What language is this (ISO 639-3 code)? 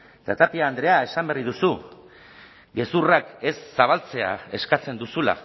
eus